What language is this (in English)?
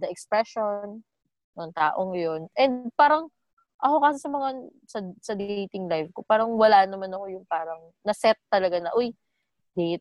Filipino